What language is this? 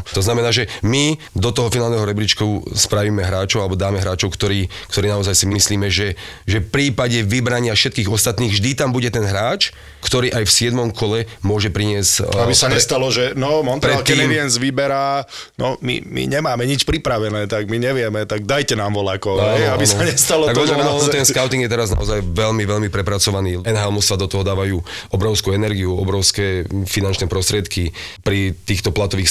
Slovak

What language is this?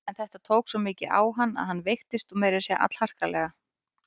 Icelandic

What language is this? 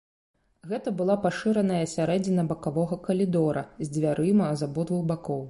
Belarusian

